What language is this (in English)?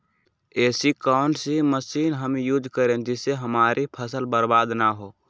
Magahi